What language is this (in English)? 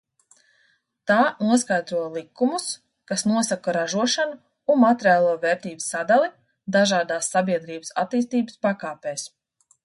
Latvian